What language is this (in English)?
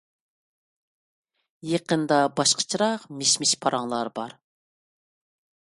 Uyghur